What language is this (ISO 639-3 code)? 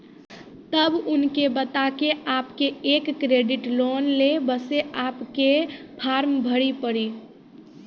mai